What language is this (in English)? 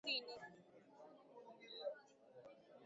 Swahili